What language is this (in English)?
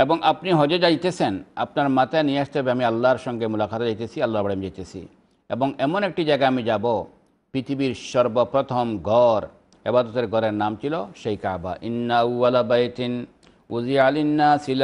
Arabic